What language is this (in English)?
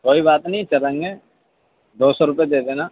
Urdu